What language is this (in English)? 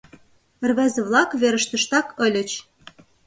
Mari